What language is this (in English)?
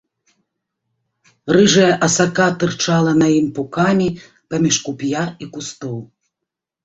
Belarusian